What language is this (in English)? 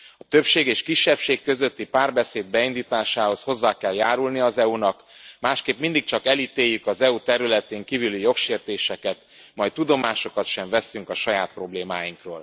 Hungarian